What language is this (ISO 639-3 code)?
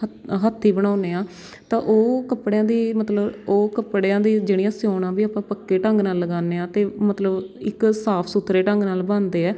pan